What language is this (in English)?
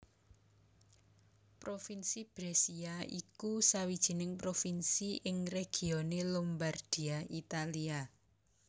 Javanese